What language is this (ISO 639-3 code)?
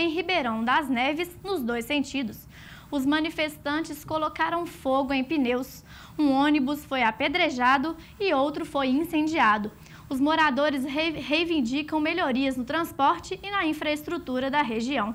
por